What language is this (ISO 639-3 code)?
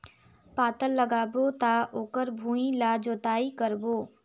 hne